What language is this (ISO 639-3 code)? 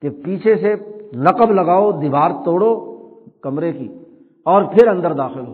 urd